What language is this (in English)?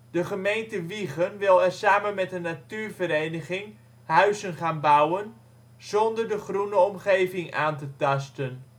Dutch